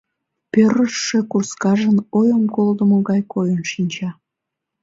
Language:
Mari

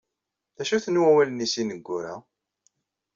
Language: Kabyle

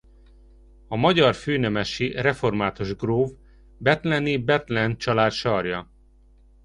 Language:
Hungarian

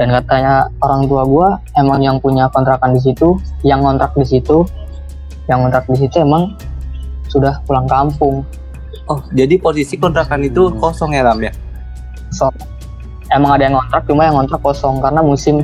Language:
Indonesian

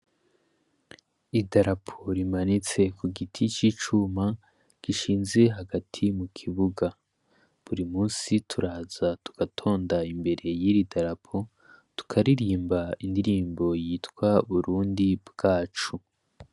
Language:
Rundi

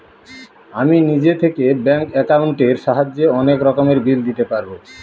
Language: Bangla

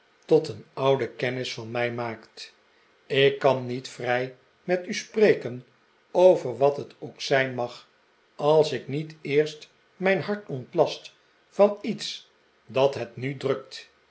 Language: Dutch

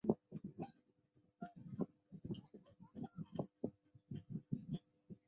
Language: Chinese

